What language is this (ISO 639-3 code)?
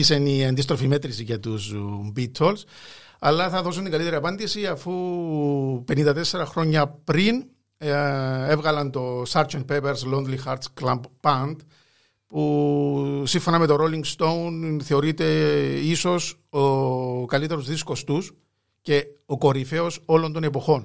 ell